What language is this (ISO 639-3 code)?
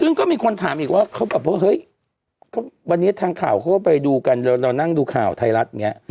tha